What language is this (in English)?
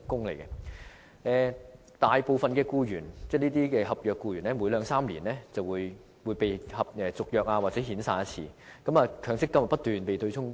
Cantonese